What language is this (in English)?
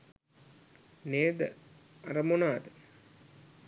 Sinhala